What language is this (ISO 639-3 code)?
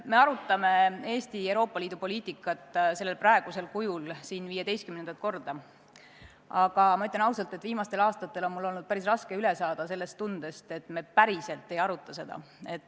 est